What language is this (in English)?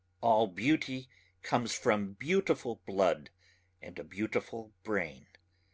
English